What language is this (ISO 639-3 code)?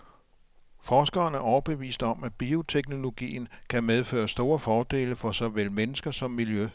dan